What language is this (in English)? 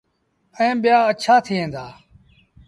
Sindhi Bhil